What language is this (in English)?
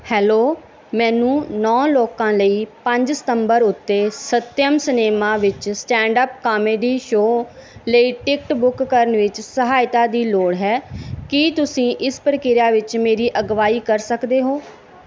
Punjabi